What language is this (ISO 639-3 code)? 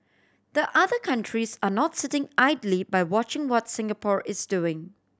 eng